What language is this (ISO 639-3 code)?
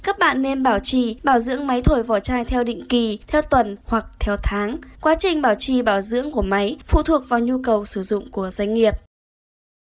vie